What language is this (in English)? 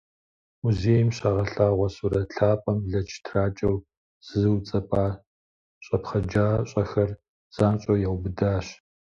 Kabardian